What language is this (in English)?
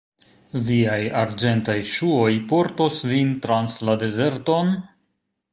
Esperanto